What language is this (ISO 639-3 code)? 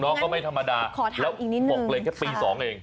tha